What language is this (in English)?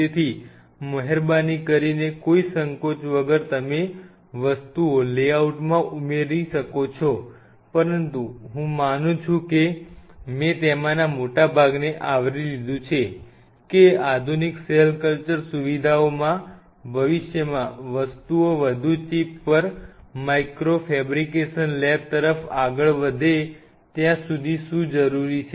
Gujarati